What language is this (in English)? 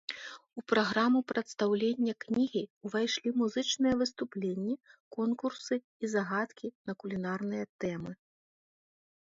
Belarusian